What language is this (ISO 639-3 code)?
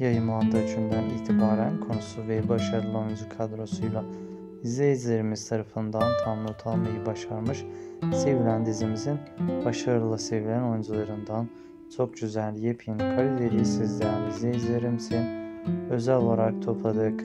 tur